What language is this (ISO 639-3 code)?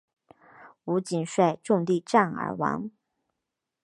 zho